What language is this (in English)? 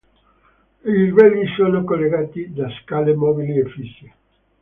Italian